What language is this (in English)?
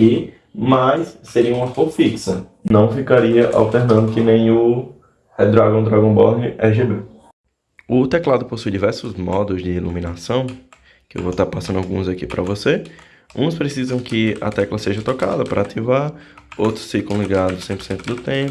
Portuguese